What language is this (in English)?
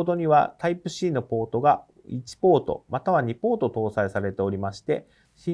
Japanese